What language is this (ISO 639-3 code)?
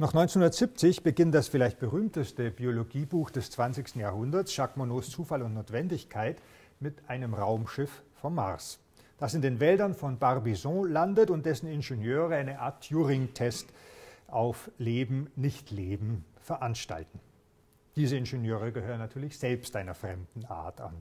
deu